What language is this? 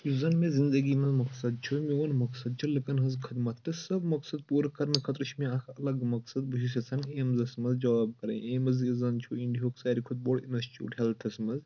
Kashmiri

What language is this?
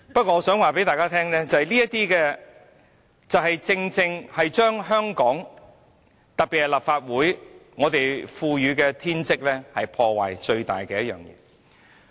Cantonese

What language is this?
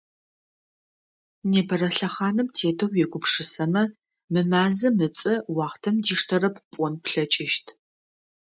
Adyghe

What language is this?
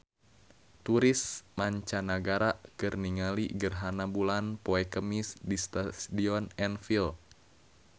Sundanese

